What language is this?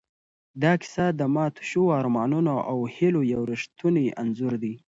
Pashto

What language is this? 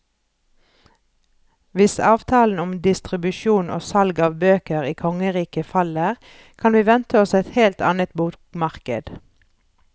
Norwegian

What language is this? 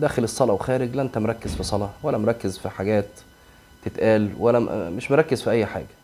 Arabic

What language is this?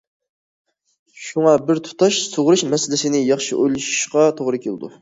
Uyghur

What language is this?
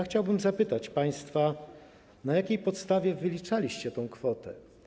Polish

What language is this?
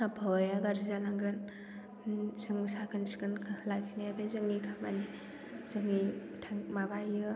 Bodo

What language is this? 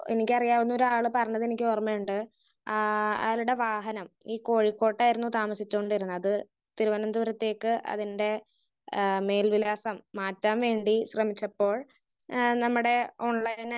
Malayalam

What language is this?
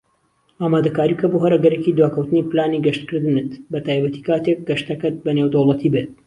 Central Kurdish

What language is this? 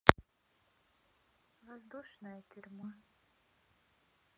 Russian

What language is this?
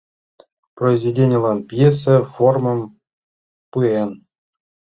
Mari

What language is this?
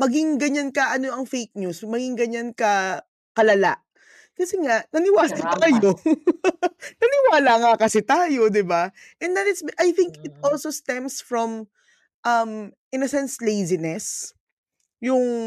Filipino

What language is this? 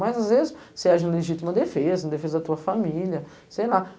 Portuguese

